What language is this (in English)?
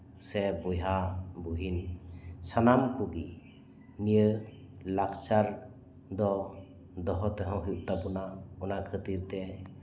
Santali